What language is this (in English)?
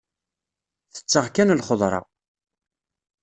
Kabyle